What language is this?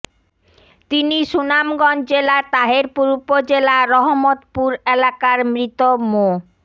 Bangla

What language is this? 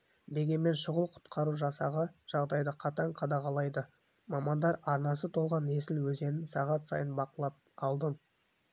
Kazakh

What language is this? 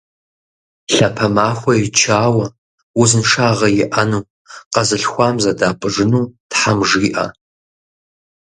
Kabardian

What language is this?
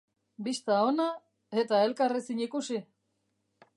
Basque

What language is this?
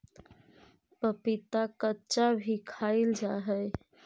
Magahi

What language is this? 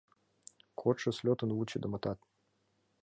Mari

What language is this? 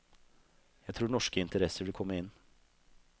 Norwegian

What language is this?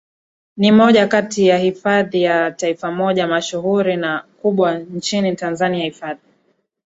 Swahili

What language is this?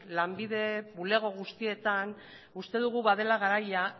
Basque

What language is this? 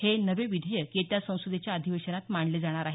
Marathi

